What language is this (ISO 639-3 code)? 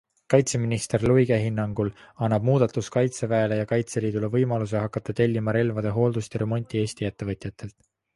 est